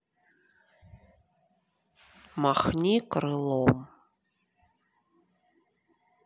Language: Russian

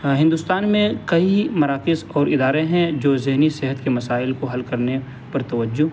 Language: Urdu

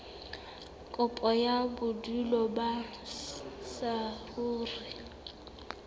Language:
Southern Sotho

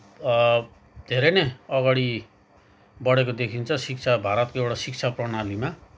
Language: Nepali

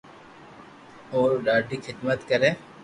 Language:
Loarki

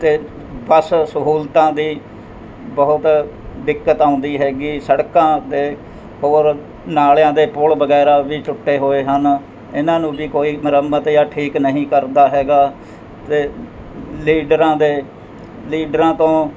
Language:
Punjabi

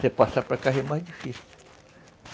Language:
Portuguese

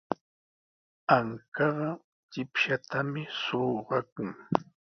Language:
Sihuas Ancash Quechua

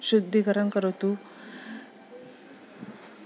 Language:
Sanskrit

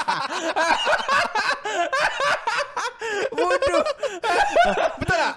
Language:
Malay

